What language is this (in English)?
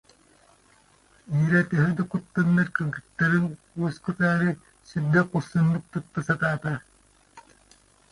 Yakut